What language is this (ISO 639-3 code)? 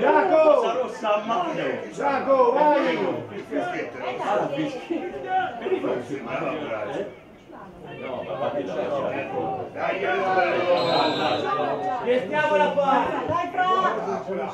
ita